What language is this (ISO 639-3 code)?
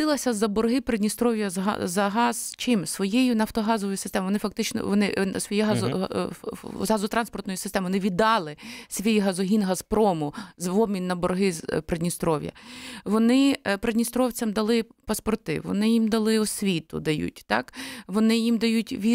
ukr